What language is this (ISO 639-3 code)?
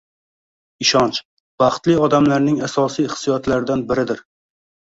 uzb